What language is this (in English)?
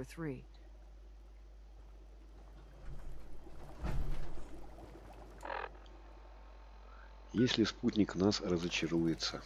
Russian